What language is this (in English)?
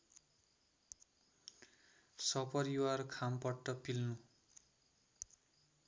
Nepali